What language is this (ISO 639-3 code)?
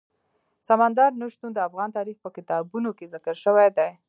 pus